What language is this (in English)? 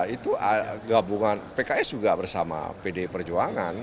Indonesian